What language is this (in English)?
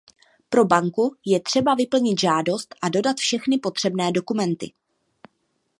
Czech